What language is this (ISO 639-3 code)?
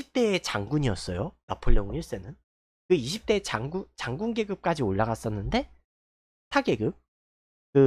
kor